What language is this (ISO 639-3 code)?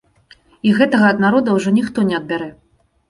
bel